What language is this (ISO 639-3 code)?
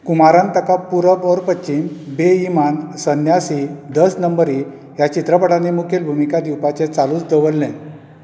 kok